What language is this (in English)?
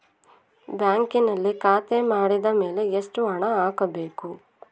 Kannada